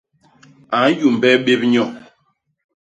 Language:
Basaa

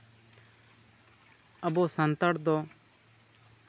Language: Santali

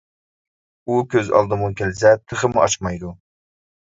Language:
Uyghur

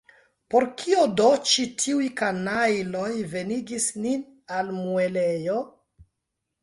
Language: Esperanto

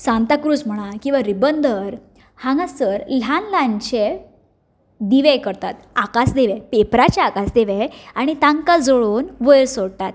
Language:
Konkani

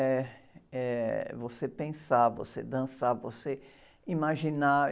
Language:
Portuguese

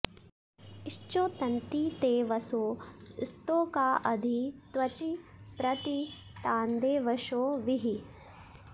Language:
Sanskrit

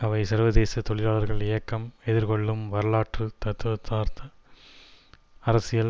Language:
Tamil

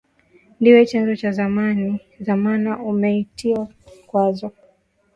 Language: Swahili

